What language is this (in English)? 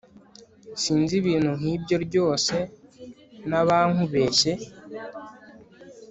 Kinyarwanda